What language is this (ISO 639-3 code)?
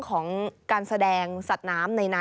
tha